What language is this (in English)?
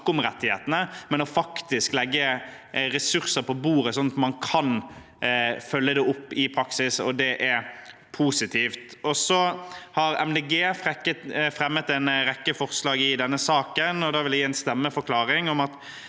Norwegian